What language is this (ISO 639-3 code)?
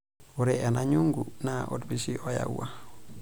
mas